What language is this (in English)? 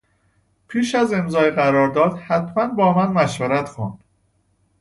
Persian